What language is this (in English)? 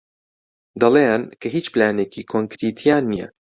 Central Kurdish